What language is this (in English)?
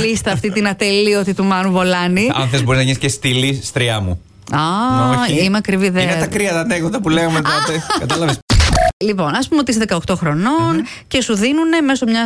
Greek